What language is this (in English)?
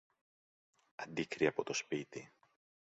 Greek